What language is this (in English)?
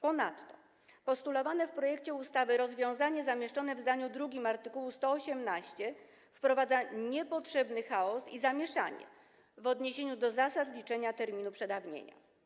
Polish